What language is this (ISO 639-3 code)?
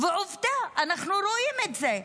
heb